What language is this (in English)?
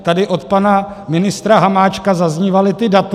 Czech